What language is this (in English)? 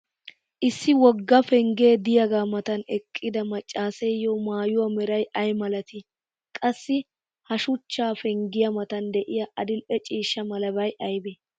Wolaytta